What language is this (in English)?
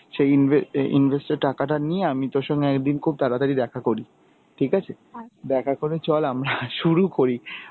Bangla